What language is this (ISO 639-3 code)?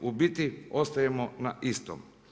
hrv